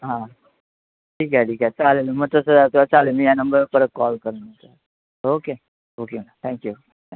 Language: Marathi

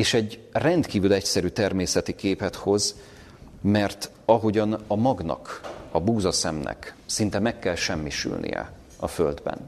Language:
Hungarian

